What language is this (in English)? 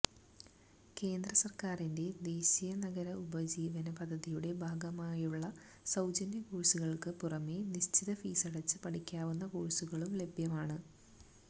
Malayalam